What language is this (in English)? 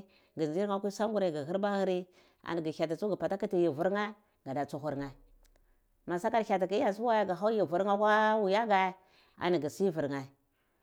Cibak